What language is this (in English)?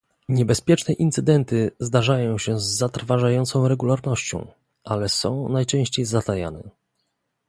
Polish